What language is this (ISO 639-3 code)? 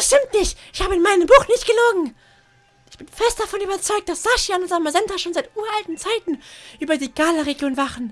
deu